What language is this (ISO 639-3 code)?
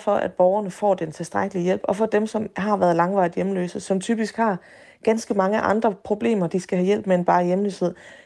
dan